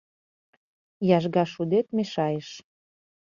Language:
Mari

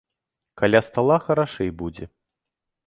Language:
Belarusian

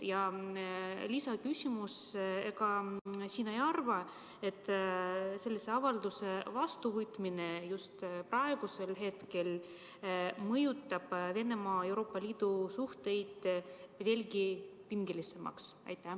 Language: Estonian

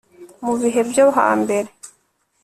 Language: Kinyarwanda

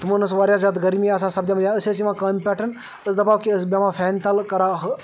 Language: Kashmiri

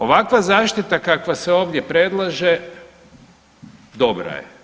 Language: Croatian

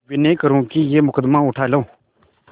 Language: Hindi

